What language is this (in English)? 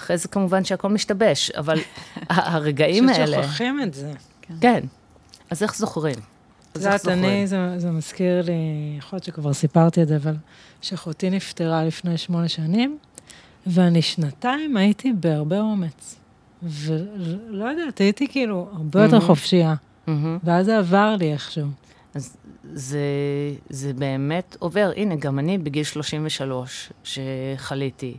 Hebrew